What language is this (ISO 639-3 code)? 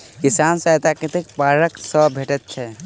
mai